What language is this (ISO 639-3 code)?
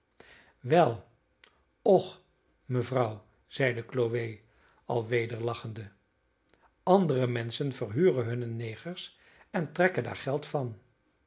nld